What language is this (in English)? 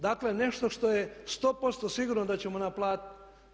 Croatian